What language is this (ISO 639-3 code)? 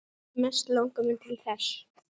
isl